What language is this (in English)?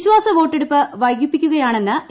Malayalam